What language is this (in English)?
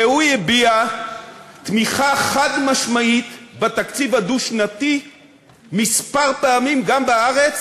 Hebrew